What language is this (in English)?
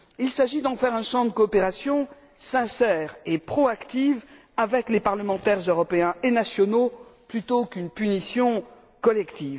French